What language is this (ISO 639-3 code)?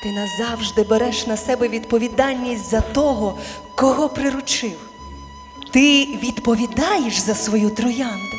ukr